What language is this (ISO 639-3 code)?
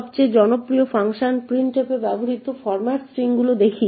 ben